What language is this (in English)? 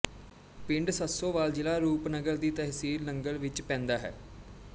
Punjabi